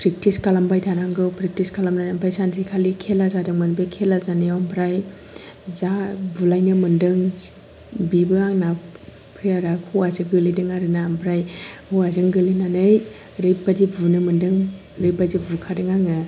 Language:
Bodo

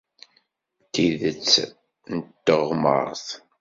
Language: Kabyle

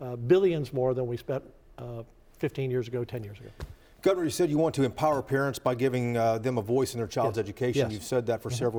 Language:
English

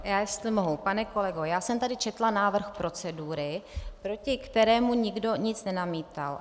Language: Czech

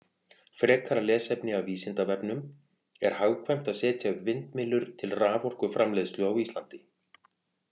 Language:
Icelandic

